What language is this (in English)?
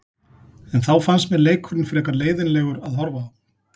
Icelandic